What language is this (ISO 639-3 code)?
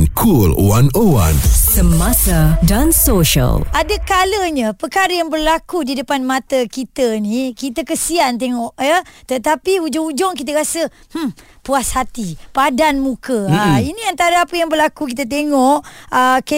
msa